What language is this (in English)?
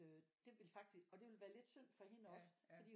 Danish